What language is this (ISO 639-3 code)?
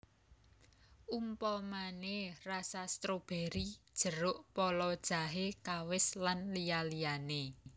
jav